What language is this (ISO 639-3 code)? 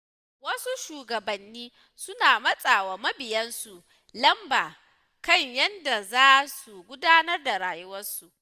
hau